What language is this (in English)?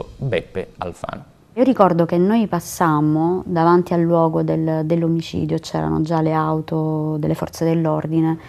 Italian